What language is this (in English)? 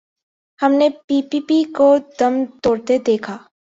Urdu